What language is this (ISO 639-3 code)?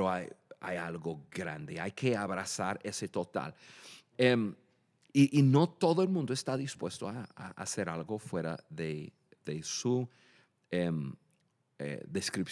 spa